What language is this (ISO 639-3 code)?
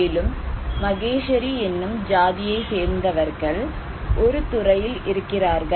tam